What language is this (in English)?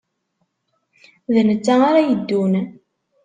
Kabyle